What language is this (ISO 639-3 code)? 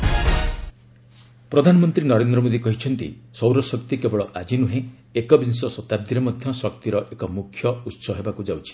ori